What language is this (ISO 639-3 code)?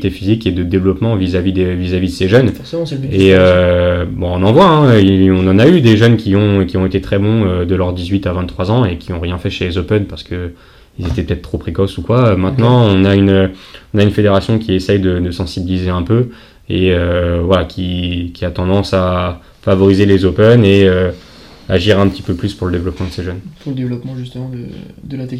fra